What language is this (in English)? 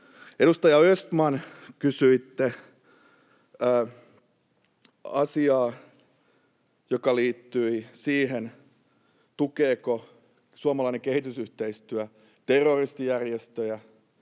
Finnish